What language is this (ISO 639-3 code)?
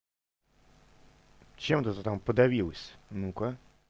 rus